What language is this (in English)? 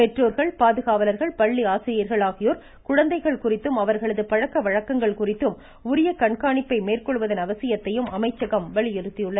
Tamil